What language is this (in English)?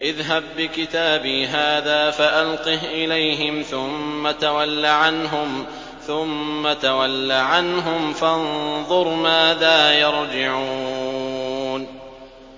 Arabic